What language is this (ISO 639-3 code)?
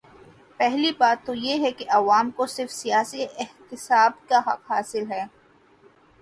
urd